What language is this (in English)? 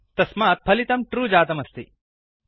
Sanskrit